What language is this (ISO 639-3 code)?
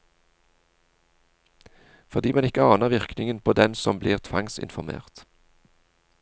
nor